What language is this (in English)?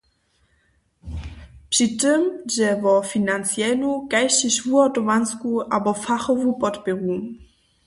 Upper Sorbian